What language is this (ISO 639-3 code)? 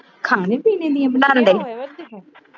pan